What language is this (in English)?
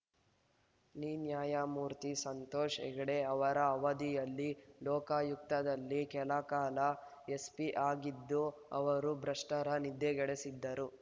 Kannada